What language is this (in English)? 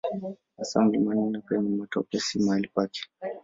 Swahili